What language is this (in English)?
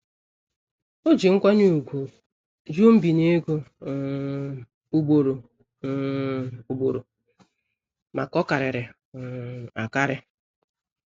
Igbo